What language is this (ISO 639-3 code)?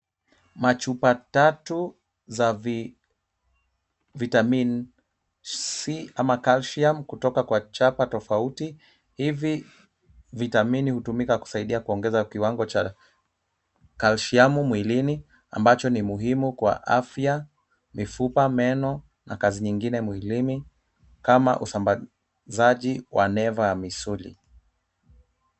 swa